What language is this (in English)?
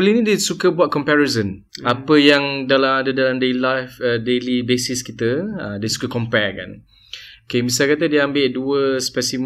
Malay